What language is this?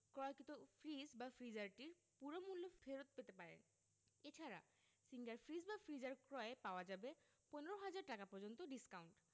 Bangla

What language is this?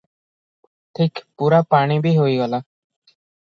Odia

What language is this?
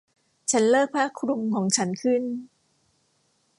Thai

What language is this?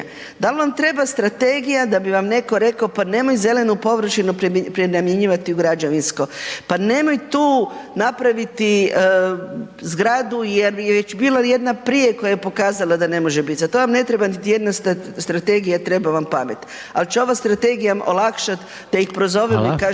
Croatian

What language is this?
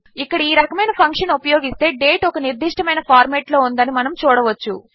Telugu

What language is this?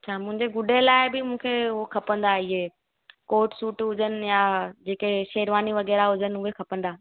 Sindhi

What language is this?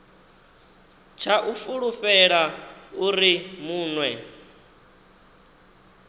Venda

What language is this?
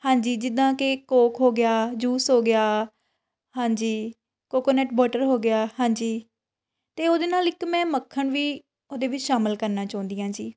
Punjabi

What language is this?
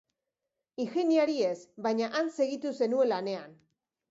Basque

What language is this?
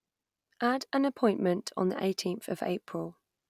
English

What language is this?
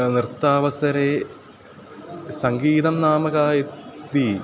Sanskrit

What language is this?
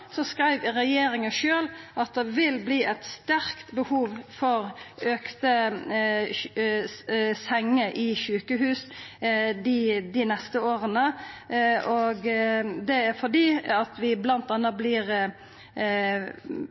Norwegian Nynorsk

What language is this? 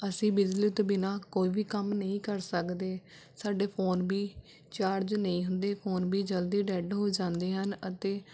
Punjabi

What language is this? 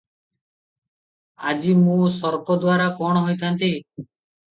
Odia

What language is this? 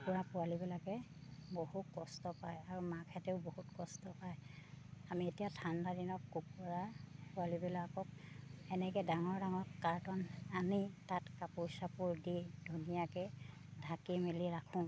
Assamese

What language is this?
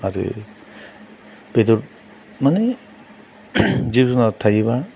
Bodo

